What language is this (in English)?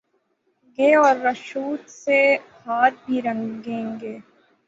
Urdu